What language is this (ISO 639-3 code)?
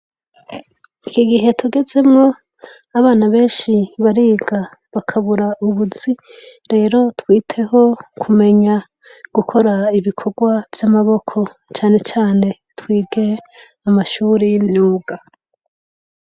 run